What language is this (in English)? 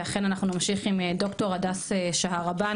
Hebrew